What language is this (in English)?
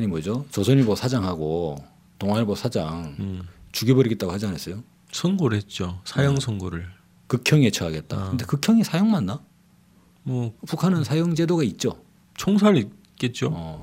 Korean